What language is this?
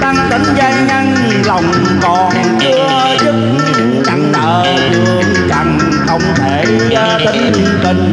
Thai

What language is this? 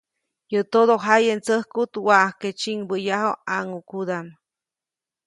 Copainalá Zoque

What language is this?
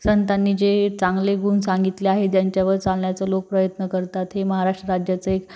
Marathi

